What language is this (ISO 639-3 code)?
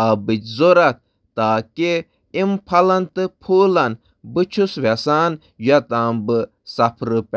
kas